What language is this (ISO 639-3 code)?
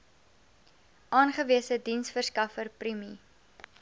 afr